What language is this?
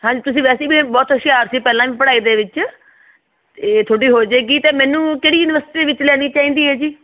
Punjabi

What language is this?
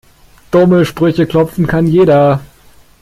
German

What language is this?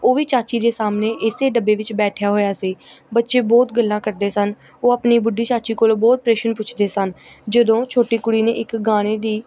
Punjabi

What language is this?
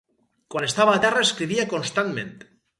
Catalan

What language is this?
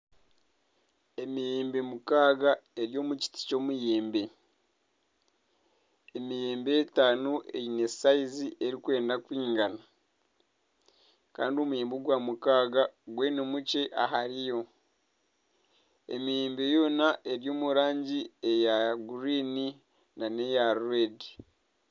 Nyankole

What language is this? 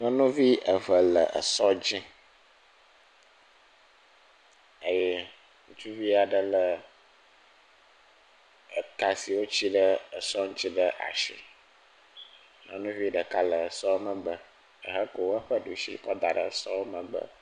Ewe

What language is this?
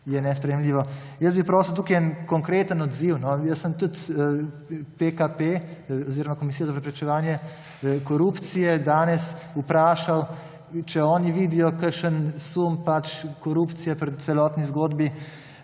Slovenian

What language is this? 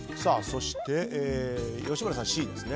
Japanese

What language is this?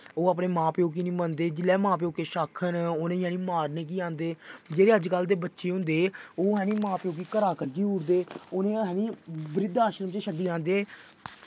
Dogri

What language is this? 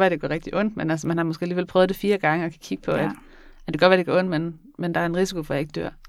Danish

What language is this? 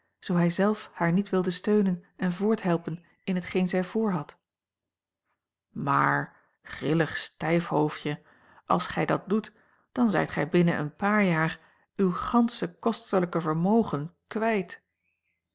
Dutch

